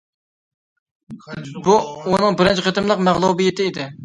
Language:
Uyghur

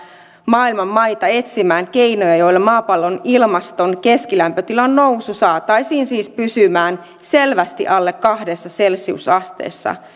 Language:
Finnish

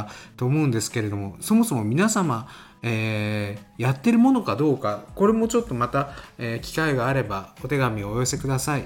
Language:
Japanese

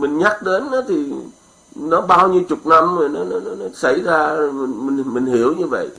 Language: Vietnamese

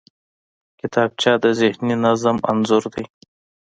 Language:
Pashto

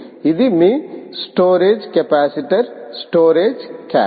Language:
Telugu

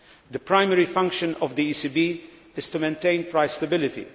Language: English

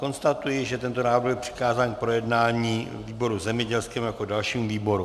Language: Czech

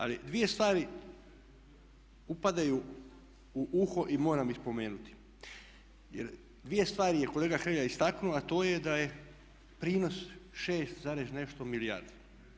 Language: Croatian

